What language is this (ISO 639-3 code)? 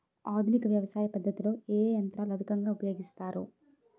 tel